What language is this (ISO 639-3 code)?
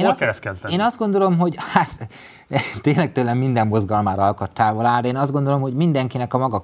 hun